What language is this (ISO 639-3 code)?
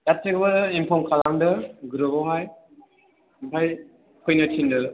brx